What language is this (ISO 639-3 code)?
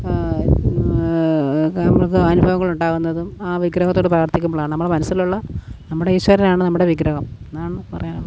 mal